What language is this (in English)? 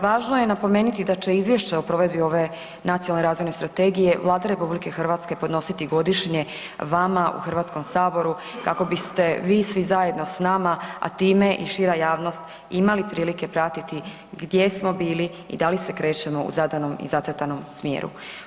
Croatian